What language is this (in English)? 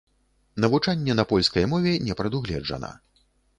Belarusian